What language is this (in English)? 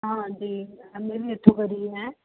Punjabi